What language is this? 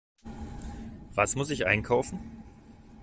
German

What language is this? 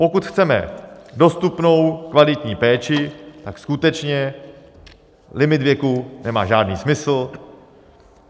Czech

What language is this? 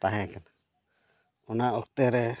Santali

